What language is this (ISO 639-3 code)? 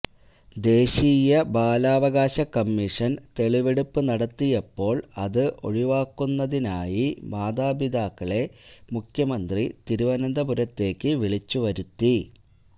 mal